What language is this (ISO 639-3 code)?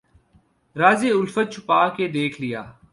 urd